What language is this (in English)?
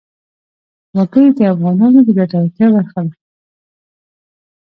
Pashto